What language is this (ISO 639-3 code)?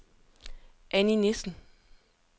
dan